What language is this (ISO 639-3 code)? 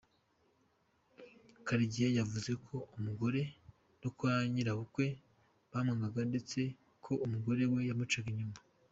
kin